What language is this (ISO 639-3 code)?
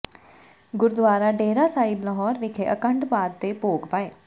pan